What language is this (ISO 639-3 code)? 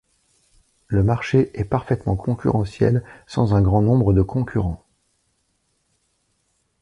fra